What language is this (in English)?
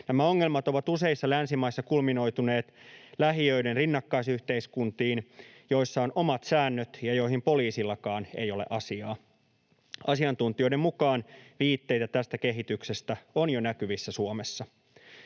Finnish